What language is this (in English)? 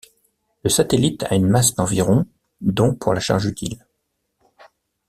French